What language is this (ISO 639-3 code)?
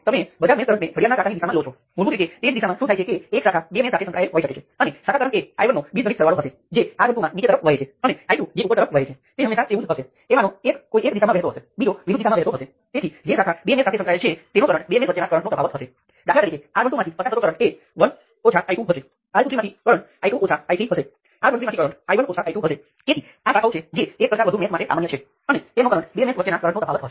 guj